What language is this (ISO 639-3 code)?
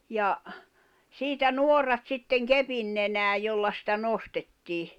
fin